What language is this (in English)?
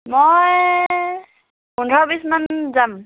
Assamese